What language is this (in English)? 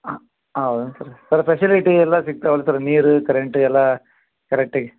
Kannada